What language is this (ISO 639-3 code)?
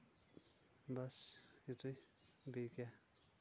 kas